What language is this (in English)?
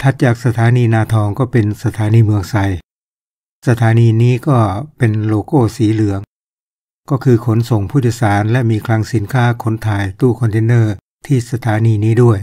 Thai